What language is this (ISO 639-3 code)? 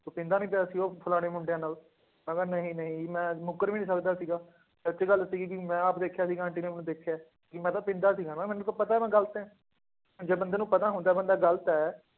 pan